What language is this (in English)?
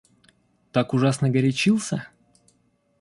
Russian